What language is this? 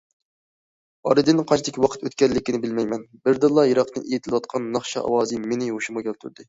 Uyghur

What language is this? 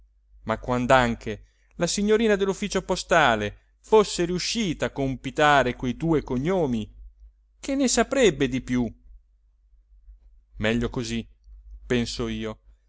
Italian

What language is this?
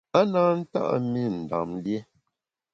Bamun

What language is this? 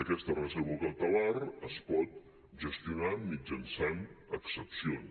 Catalan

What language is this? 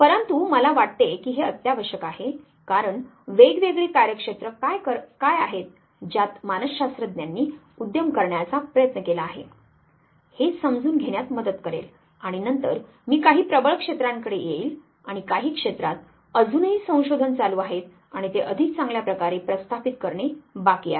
Marathi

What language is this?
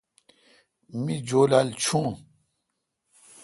Kalkoti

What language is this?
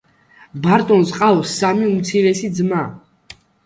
Georgian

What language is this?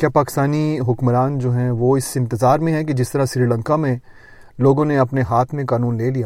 Urdu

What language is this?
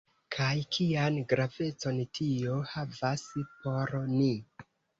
Esperanto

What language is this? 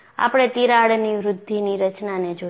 Gujarati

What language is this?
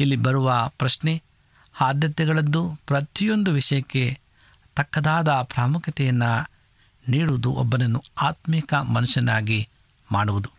Kannada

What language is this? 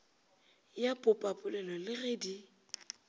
Northern Sotho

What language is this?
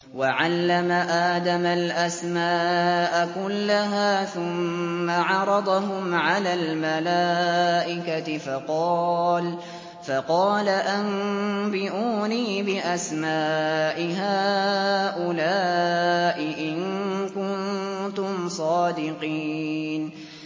Arabic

